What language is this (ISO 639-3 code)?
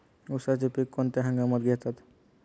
mar